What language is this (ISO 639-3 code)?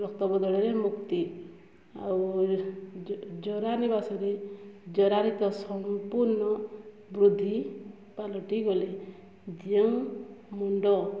ori